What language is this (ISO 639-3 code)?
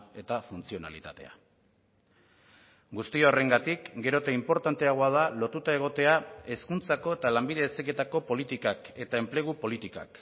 eus